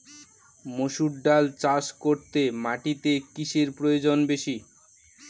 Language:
Bangla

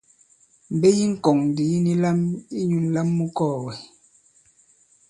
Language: Bankon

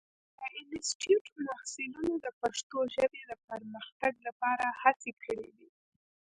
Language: Pashto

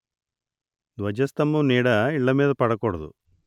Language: Telugu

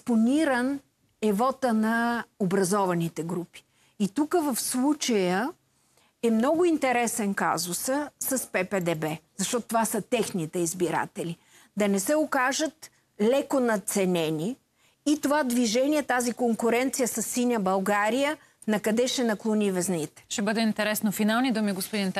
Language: Bulgarian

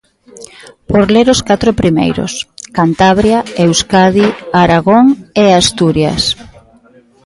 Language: Galician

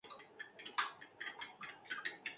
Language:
Basque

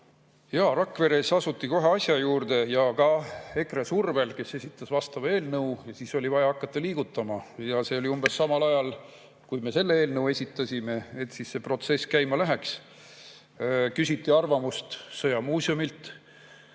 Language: Estonian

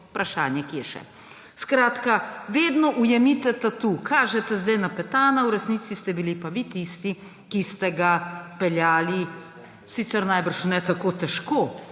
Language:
Slovenian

